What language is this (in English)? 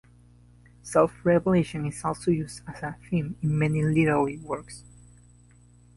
English